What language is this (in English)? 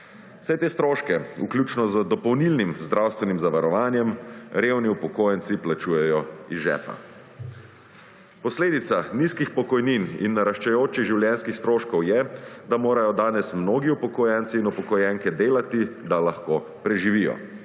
Slovenian